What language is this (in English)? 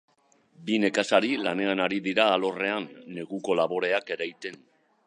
Basque